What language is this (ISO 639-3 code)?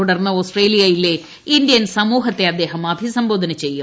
mal